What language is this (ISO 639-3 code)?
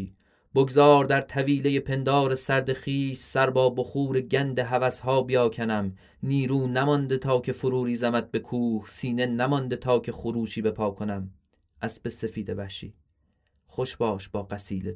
fas